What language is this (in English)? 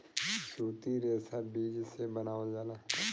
Bhojpuri